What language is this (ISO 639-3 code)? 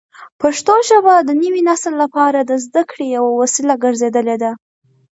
pus